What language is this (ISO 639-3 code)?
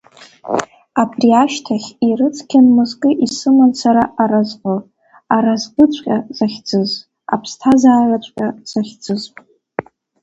abk